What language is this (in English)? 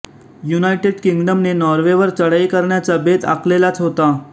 Marathi